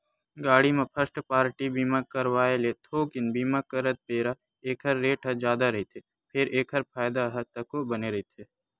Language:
Chhattisgarhi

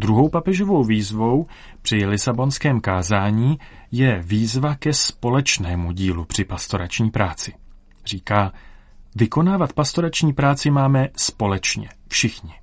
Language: Czech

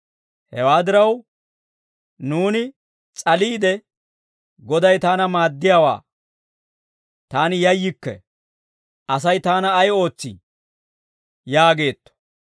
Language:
Dawro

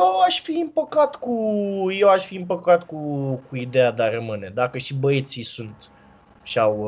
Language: Romanian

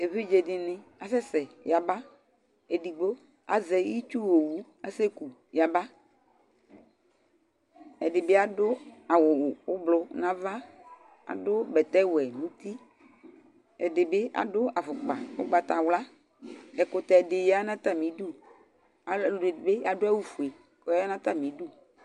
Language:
Ikposo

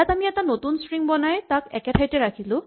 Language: Assamese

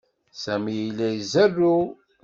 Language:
Kabyle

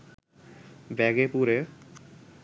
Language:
Bangla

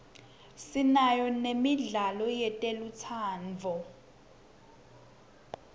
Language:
Swati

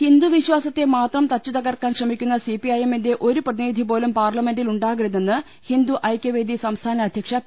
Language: Malayalam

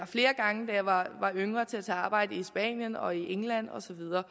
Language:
Danish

